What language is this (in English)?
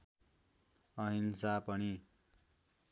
Nepali